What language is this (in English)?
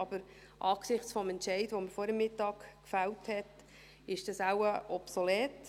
Swiss German